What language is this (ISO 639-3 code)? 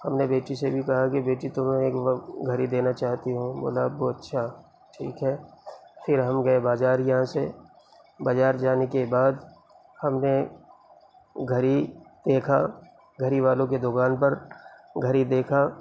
urd